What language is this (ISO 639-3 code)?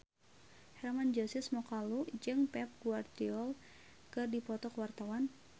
sun